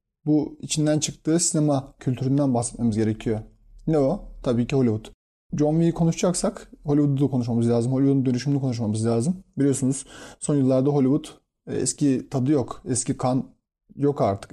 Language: Turkish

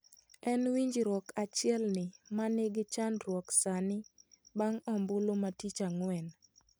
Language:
Luo (Kenya and Tanzania)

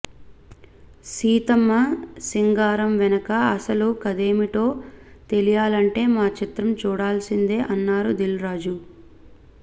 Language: Telugu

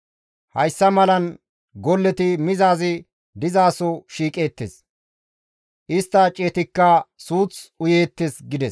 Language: Gamo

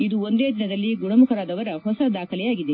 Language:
Kannada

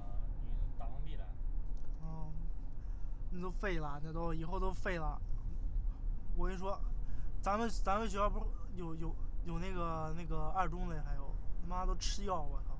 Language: Chinese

